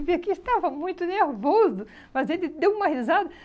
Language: Portuguese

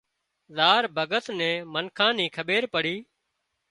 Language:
Wadiyara Koli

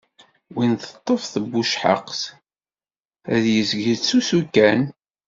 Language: Kabyle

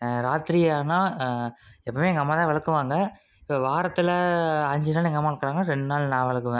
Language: Tamil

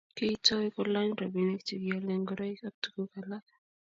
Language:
Kalenjin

